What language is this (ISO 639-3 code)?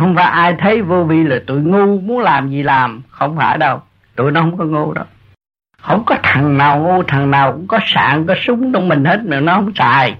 vie